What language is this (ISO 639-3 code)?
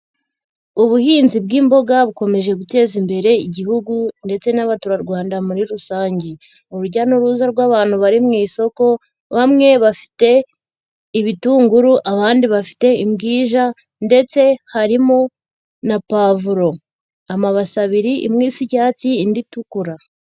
kin